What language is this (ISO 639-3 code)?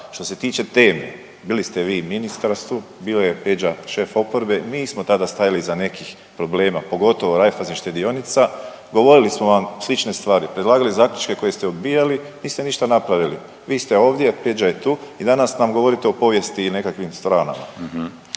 hrv